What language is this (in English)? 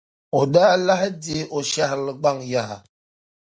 Dagbani